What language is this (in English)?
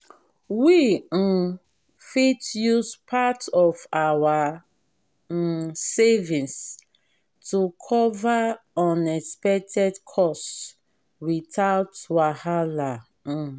Nigerian Pidgin